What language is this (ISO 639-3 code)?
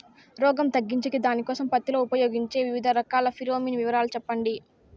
tel